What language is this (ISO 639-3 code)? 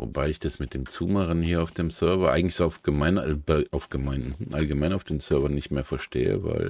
deu